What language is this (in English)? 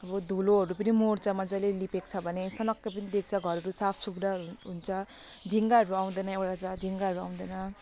Nepali